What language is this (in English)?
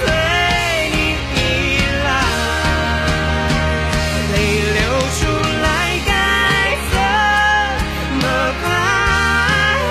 Chinese